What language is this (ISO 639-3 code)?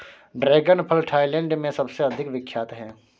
hin